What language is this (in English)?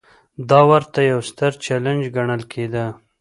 Pashto